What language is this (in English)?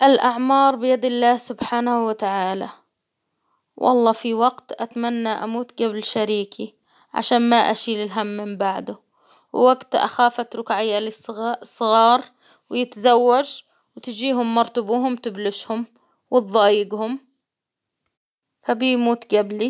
Hijazi Arabic